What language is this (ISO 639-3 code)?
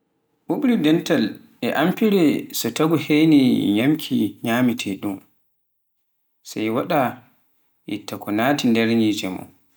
fuf